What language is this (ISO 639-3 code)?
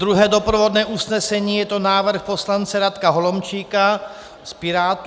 ces